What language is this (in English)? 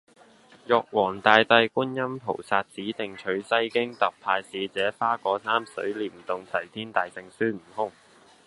Cantonese